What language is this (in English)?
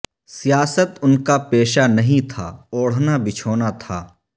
Urdu